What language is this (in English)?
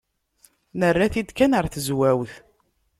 Kabyle